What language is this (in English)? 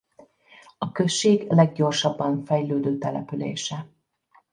Hungarian